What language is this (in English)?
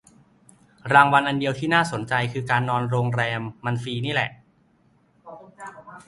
Thai